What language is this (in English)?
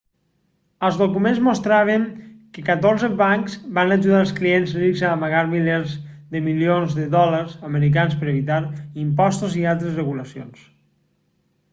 Catalan